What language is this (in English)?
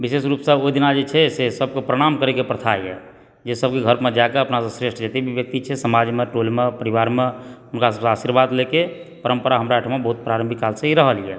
Maithili